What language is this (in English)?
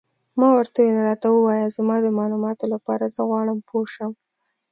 Pashto